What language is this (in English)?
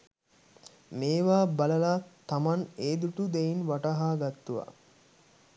Sinhala